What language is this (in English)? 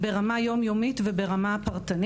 Hebrew